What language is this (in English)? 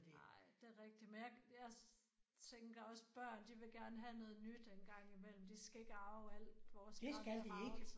Danish